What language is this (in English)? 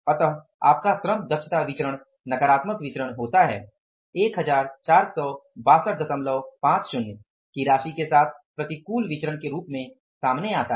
Hindi